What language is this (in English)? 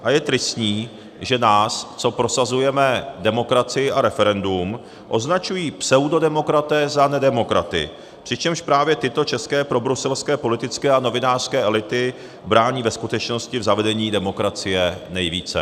Czech